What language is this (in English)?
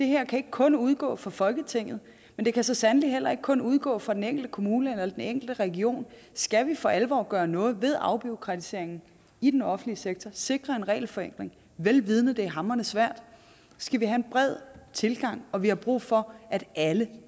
Danish